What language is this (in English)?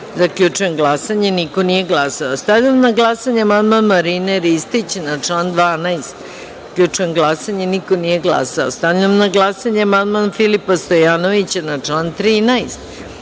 Serbian